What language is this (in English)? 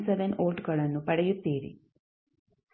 Kannada